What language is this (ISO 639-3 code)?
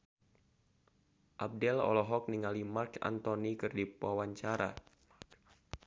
sun